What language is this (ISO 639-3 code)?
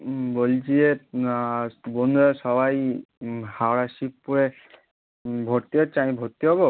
ben